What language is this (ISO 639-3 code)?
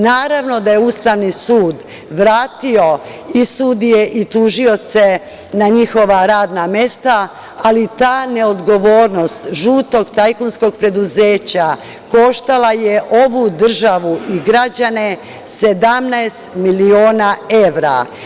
srp